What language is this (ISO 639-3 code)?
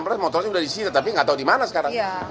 ind